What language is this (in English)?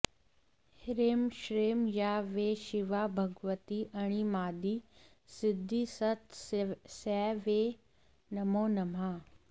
Sanskrit